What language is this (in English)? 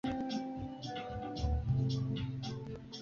Swahili